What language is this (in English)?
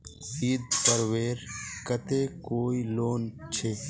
Magahi